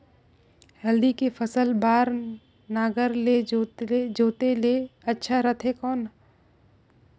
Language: Chhattisgarhi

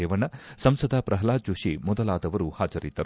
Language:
Kannada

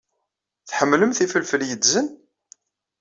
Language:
Kabyle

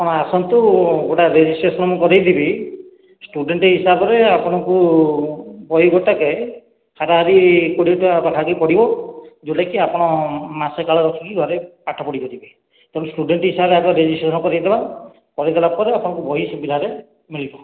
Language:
Odia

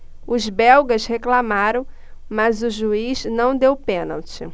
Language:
Portuguese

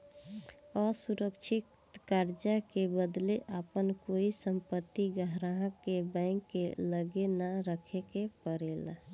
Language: Bhojpuri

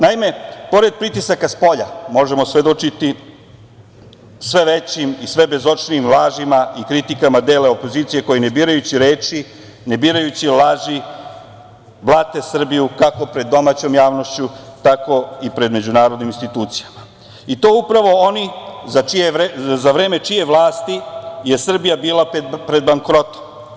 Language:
Serbian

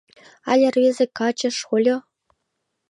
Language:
Mari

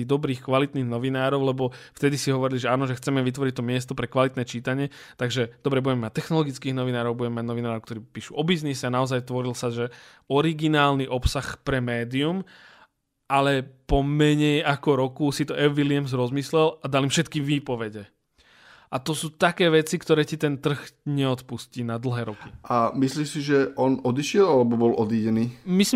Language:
Slovak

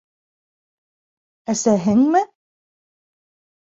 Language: Bashkir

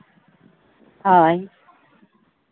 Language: Santali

